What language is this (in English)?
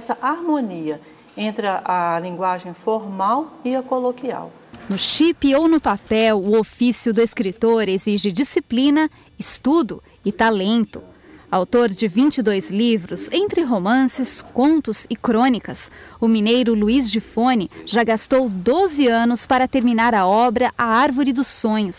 Portuguese